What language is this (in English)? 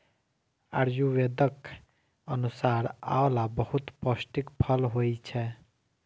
Maithili